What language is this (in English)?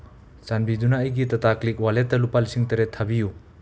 Manipuri